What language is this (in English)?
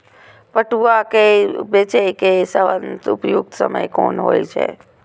Maithili